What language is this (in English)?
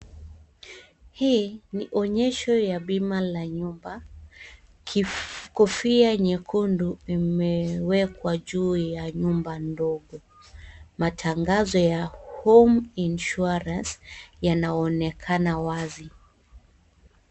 Swahili